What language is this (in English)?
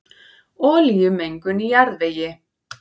Icelandic